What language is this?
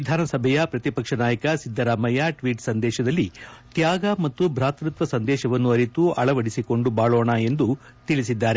Kannada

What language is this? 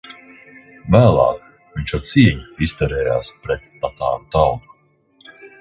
Latvian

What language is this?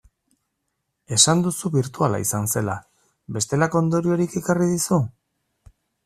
Basque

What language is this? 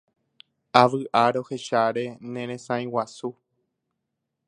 Guarani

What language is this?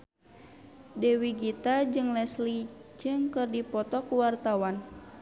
Sundanese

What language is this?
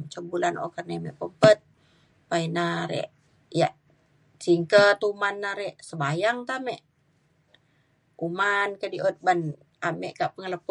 Mainstream Kenyah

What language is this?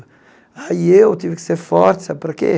Portuguese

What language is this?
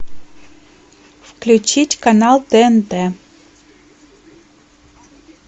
Russian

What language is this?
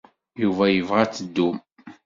Kabyle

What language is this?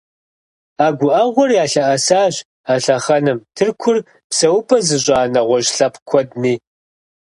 Kabardian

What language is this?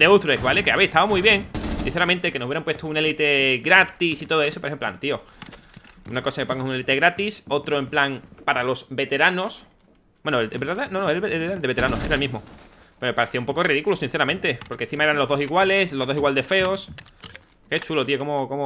Spanish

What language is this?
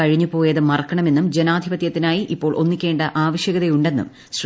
Malayalam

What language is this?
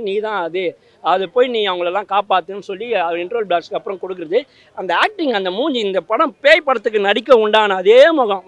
Tamil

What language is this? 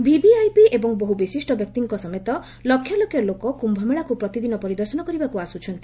Odia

